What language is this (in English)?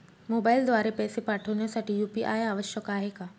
Marathi